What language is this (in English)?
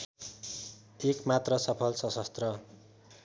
Nepali